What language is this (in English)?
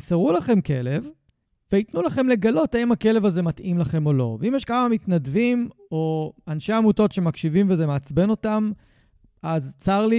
Hebrew